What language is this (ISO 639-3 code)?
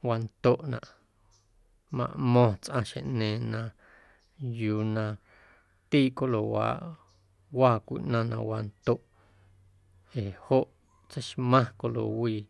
amu